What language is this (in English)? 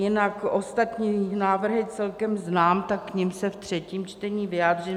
Czech